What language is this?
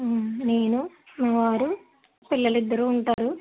Telugu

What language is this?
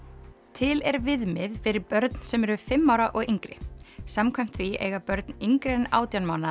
Icelandic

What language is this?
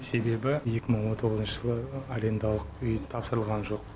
Kazakh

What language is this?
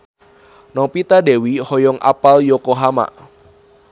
Sundanese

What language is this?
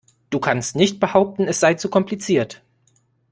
German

